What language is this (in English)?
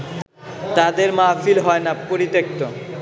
Bangla